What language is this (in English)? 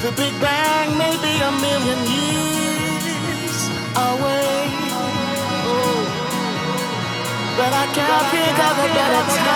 English